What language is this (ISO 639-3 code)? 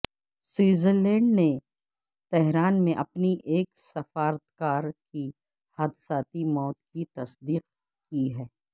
urd